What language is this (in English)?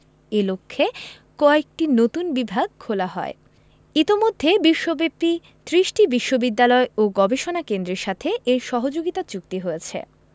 Bangla